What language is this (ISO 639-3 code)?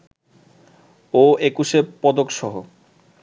ben